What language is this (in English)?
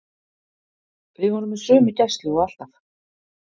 Icelandic